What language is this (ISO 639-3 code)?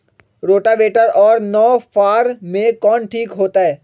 mag